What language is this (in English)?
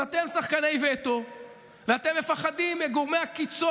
Hebrew